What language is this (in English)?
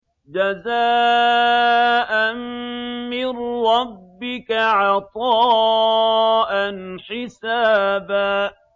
Arabic